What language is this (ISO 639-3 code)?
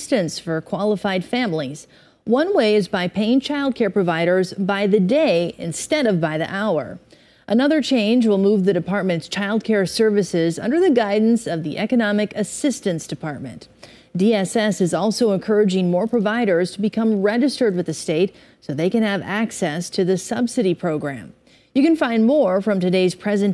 eng